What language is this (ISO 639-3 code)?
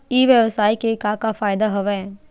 hne